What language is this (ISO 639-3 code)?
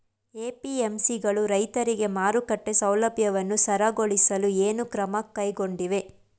kan